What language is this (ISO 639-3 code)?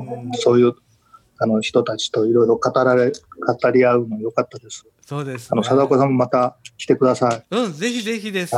jpn